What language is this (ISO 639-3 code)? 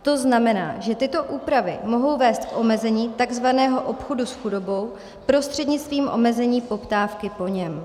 ces